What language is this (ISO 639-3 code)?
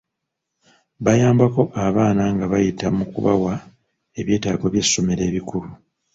lug